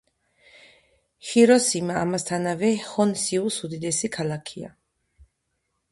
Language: Georgian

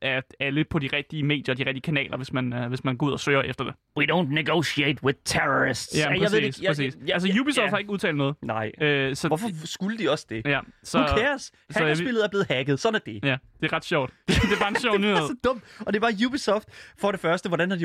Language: Danish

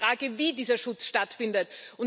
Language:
German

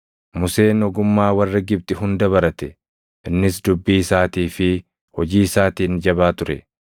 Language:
Oromo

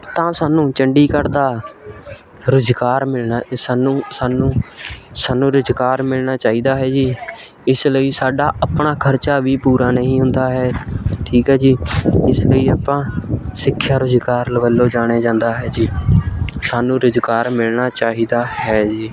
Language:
Punjabi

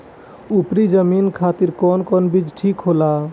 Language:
Bhojpuri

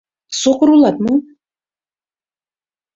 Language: Mari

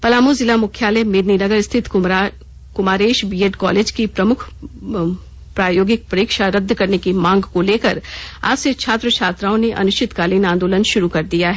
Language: Hindi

